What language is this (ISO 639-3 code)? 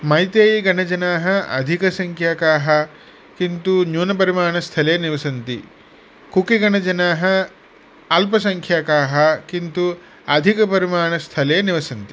san